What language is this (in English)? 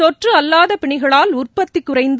Tamil